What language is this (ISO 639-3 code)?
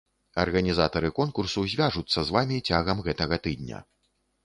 bel